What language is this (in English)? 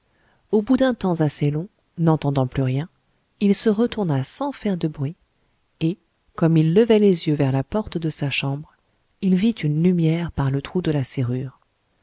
French